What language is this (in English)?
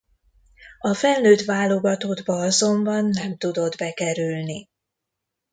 Hungarian